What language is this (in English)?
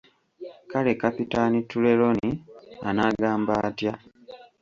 Ganda